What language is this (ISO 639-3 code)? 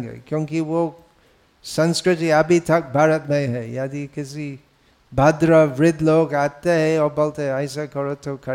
hin